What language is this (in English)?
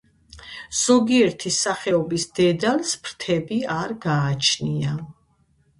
Georgian